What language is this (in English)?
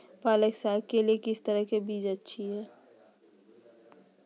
Magahi